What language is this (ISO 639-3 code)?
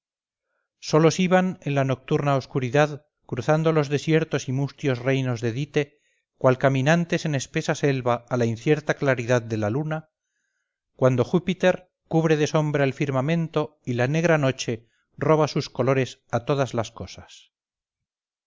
spa